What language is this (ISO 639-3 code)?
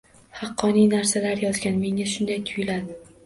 uzb